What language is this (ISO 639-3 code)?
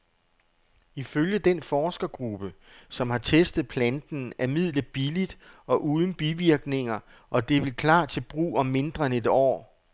dan